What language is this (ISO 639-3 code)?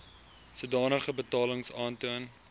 afr